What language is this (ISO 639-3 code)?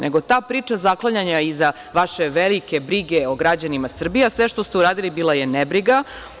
srp